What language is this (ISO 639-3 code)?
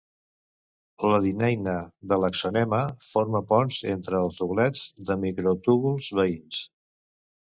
cat